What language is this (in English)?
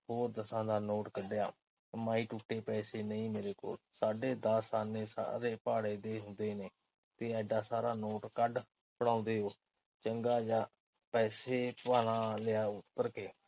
Punjabi